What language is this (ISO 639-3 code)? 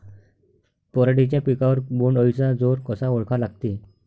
mar